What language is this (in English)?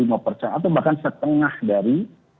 Indonesian